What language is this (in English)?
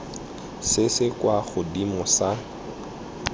Tswana